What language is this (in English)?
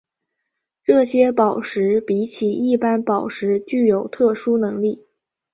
Chinese